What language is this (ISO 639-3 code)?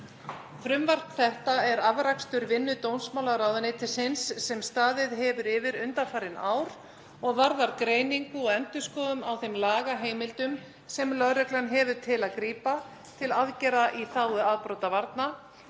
isl